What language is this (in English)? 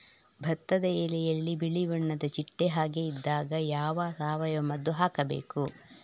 Kannada